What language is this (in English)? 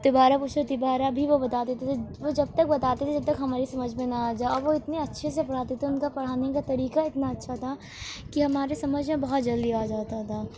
Urdu